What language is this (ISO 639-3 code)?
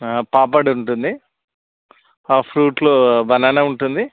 tel